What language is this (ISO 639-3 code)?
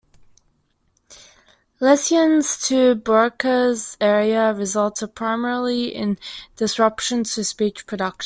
eng